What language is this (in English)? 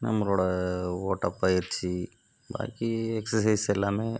Tamil